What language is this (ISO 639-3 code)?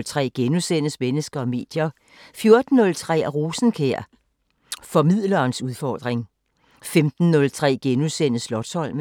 dan